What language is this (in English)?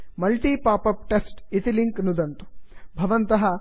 Sanskrit